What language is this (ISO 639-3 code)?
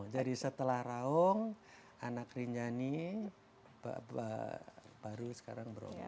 ind